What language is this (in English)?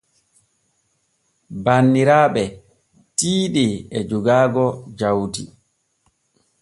Borgu Fulfulde